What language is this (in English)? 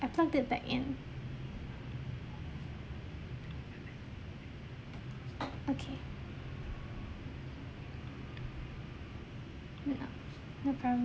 English